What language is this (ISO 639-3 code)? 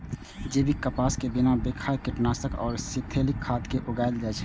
mai